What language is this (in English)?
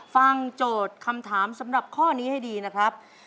Thai